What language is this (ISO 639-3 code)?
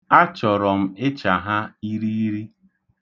ibo